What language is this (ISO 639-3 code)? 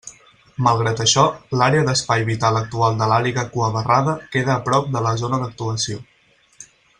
cat